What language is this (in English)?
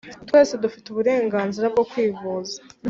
Kinyarwanda